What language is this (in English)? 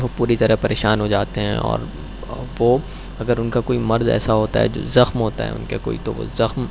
Urdu